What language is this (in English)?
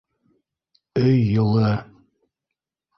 Bashkir